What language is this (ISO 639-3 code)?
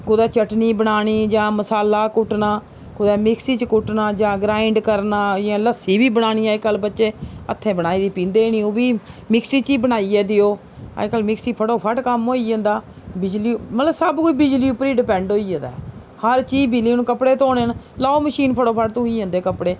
doi